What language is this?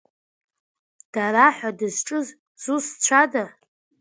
Abkhazian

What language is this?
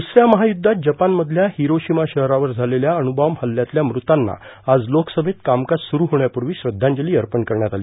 Marathi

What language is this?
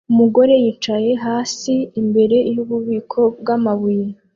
Kinyarwanda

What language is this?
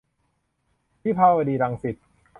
Thai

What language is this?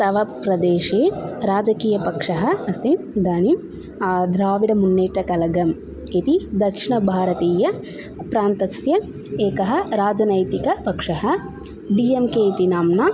Sanskrit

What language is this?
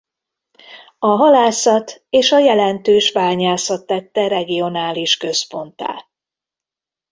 Hungarian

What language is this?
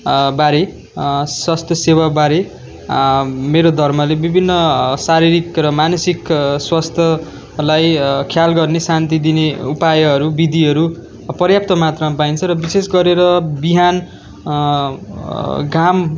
Nepali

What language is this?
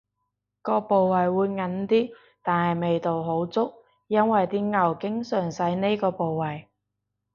Cantonese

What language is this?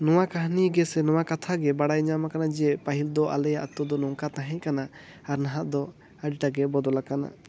Santali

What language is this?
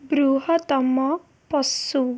Odia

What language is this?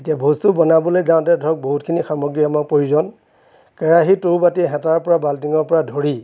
Assamese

